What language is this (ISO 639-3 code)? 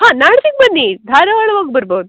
kan